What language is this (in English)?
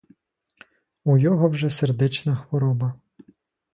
Ukrainian